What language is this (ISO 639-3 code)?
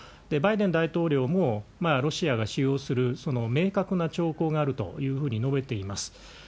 jpn